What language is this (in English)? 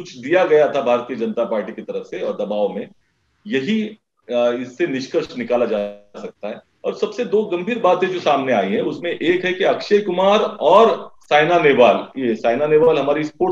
Hindi